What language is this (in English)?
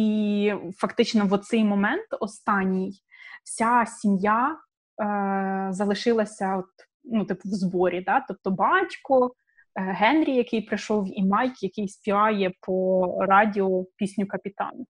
Ukrainian